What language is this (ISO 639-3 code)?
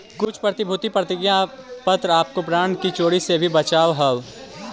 mag